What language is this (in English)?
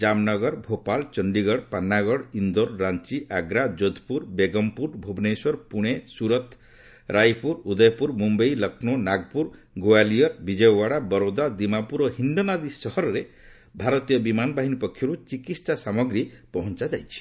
Odia